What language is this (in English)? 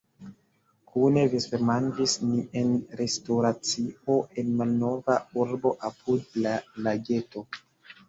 Esperanto